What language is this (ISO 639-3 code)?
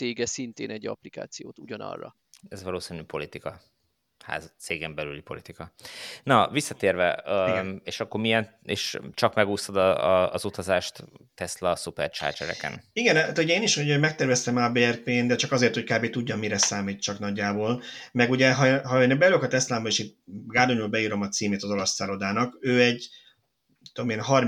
hun